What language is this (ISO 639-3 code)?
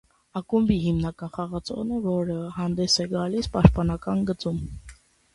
hye